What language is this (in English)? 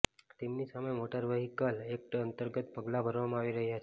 Gujarati